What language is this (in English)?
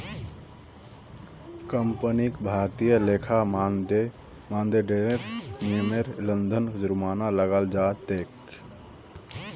Magahi